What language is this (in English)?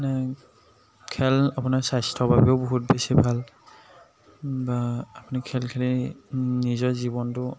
Assamese